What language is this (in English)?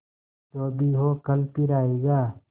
Hindi